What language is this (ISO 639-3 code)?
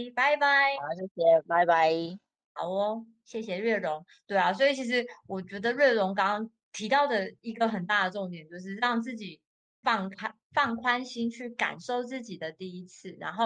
zho